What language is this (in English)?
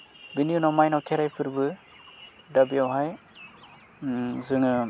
Bodo